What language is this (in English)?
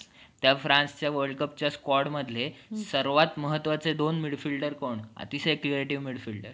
Marathi